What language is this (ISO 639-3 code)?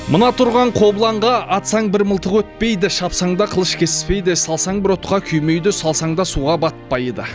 kaz